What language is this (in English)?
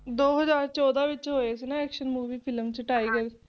Punjabi